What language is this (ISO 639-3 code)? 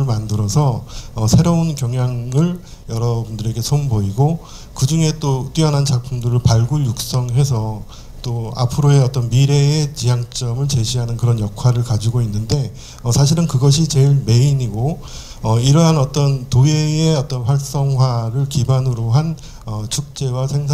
kor